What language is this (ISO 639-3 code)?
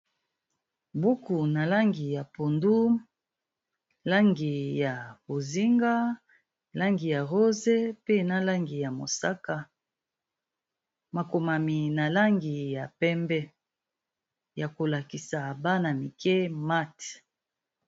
lin